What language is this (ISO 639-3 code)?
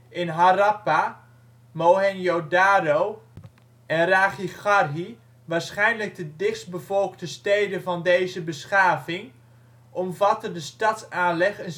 nld